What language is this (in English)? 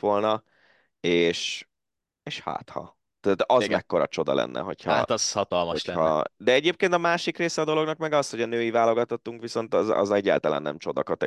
Hungarian